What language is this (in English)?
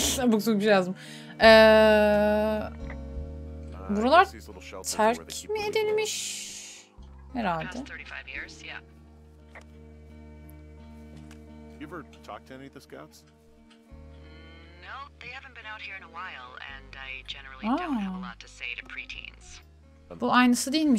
Turkish